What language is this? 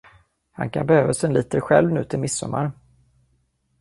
Swedish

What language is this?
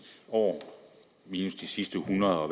Danish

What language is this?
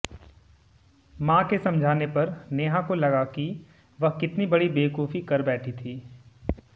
Hindi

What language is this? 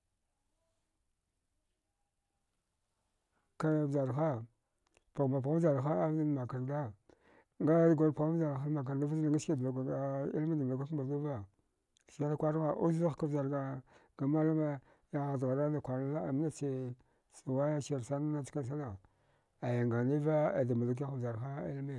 Dghwede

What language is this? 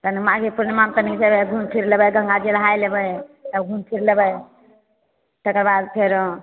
Maithili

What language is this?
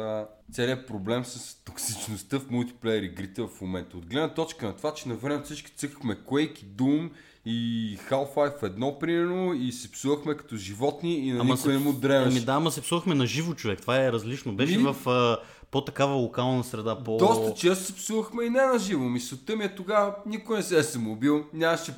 Bulgarian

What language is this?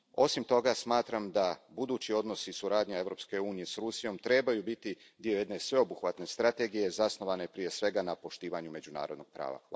Croatian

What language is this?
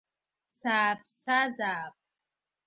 Abkhazian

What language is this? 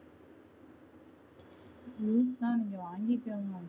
Tamil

